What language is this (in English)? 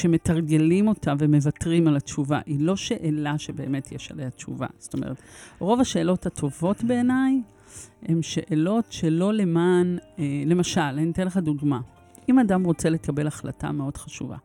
Hebrew